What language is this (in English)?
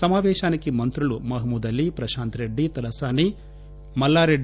Telugu